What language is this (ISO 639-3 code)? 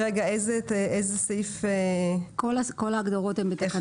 heb